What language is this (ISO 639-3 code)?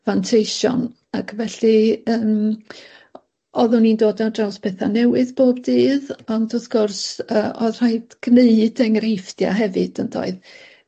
cym